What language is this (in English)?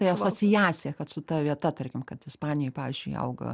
Lithuanian